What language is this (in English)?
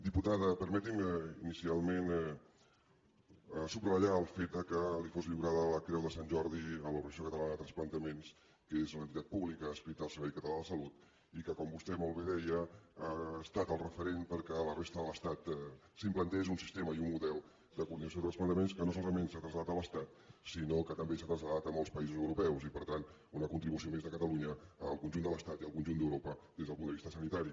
Catalan